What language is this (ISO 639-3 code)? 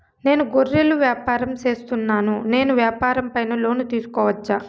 tel